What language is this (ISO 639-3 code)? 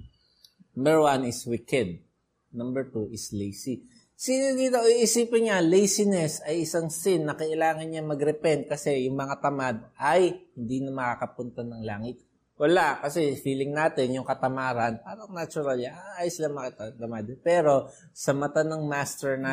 fil